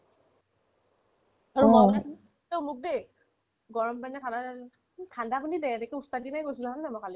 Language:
Assamese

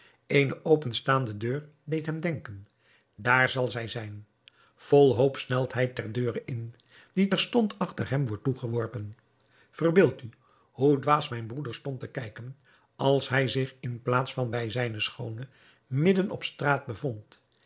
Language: Dutch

